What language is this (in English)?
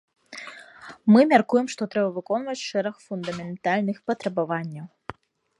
Belarusian